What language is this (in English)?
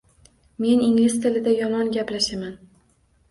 Uzbek